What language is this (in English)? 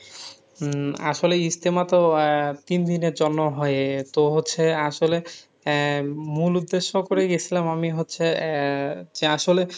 Bangla